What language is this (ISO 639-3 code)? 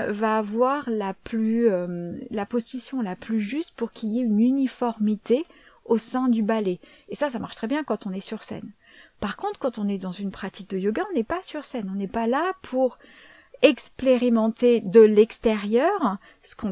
fra